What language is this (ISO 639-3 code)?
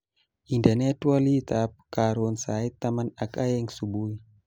kln